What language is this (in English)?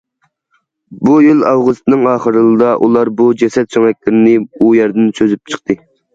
Uyghur